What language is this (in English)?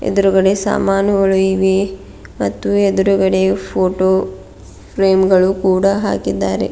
Kannada